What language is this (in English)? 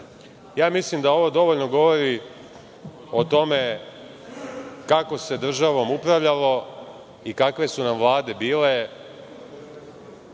Serbian